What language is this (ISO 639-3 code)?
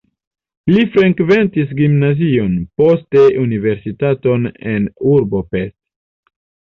epo